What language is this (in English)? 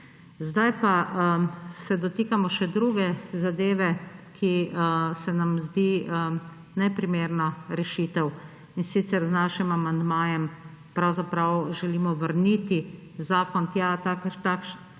Slovenian